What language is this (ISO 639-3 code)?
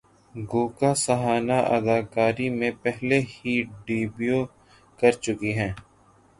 urd